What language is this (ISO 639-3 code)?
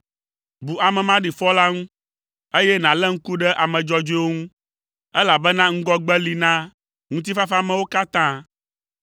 ewe